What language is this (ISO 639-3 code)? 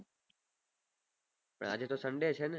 guj